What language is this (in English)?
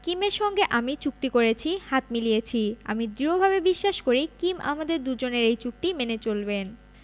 Bangla